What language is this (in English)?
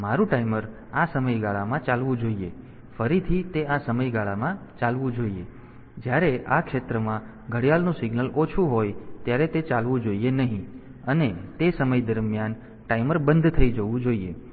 Gujarati